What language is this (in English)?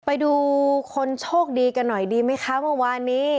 Thai